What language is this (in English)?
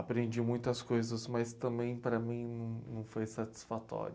Portuguese